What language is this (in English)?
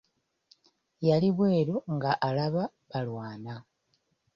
Ganda